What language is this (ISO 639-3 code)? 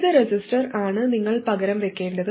mal